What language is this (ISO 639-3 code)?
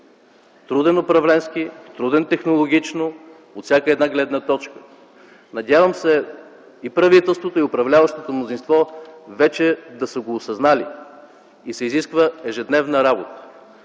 bul